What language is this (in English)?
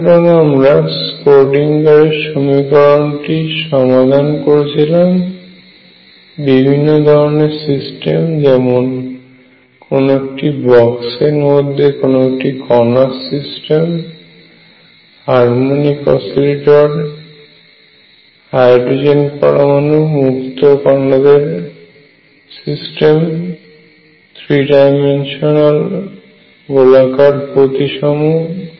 Bangla